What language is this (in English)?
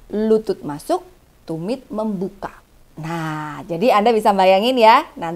Indonesian